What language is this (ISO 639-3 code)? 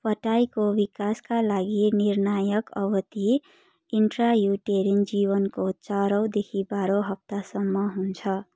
nep